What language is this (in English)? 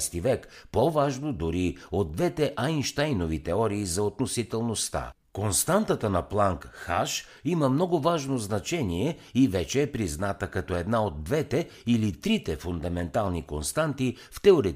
Bulgarian